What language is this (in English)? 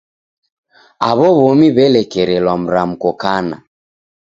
Taita